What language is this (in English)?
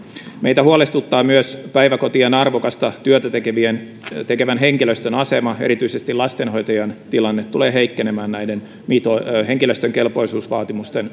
Finnish